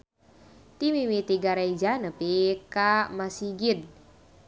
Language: Sundanese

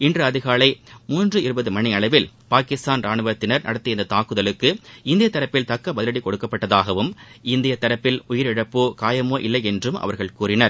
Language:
Tamil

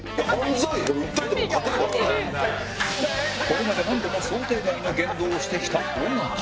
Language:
Japanese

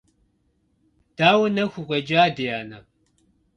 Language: Kabardian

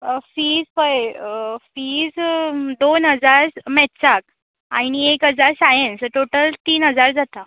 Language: Konkani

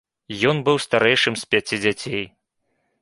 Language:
Belarusian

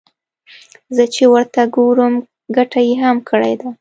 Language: Pashto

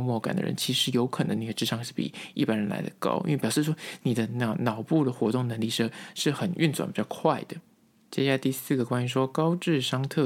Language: Chinese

